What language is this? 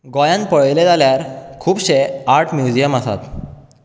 Konkani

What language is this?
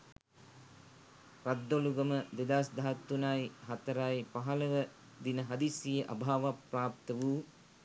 Sinhala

